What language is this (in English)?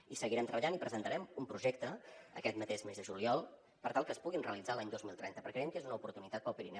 Catalan